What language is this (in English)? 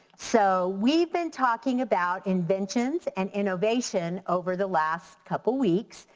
English